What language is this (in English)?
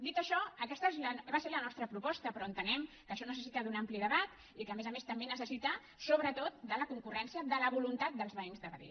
Catalan